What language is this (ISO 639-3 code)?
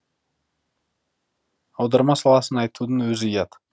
kaz